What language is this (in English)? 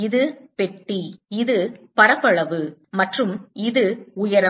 Tamil